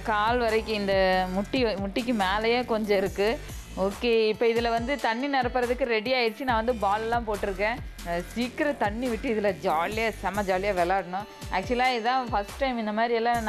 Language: Hindi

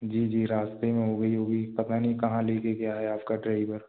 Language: Hindi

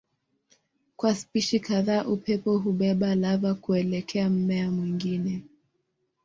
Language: Swahili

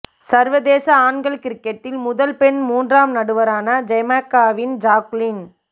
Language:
Tamil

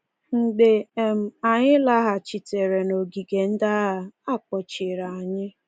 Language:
Igbo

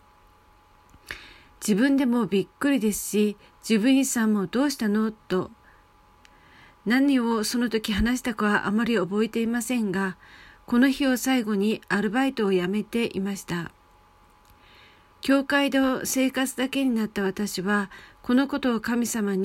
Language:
Japanese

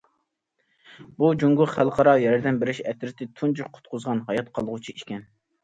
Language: Uyghur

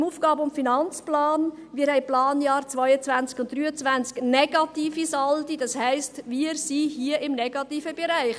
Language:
Swiss German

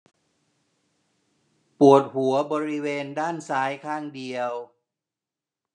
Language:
Thai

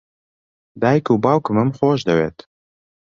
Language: Central Kurdish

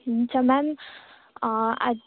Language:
Nepali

